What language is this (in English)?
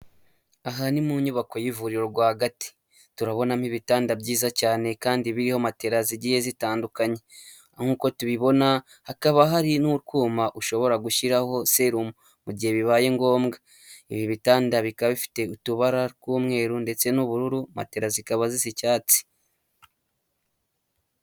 Kinyarwanda